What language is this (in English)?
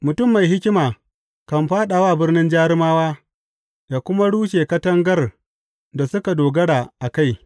Hausa